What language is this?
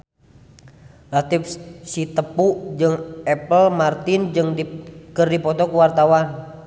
Sundanese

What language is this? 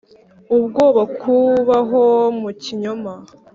Kinyarwanda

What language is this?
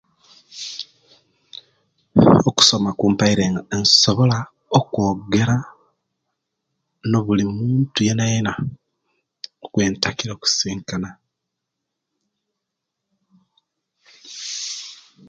Kenyi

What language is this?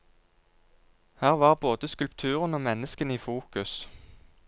Norwegian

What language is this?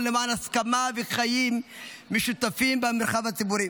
Hebrew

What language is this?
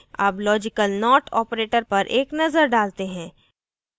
Hindi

